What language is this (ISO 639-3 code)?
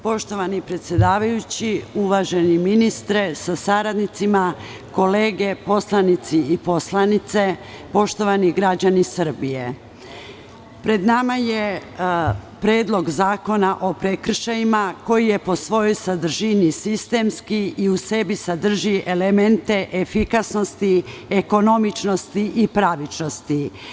srp